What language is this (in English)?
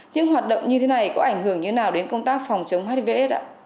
Vietnamese